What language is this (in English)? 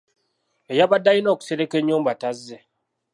Ganda